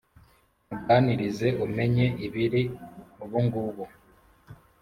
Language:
Kinyarwanda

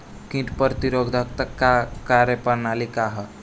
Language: Bhojpuri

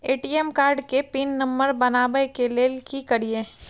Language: Maithili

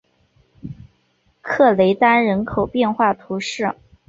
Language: Chinese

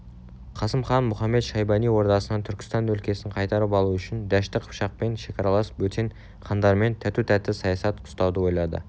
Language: Kazakh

